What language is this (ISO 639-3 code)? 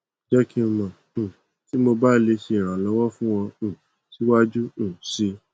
yor